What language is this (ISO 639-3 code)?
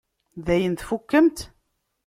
kab